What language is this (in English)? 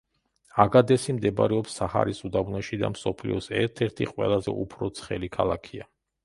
Georgian